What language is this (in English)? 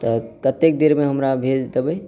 Maithili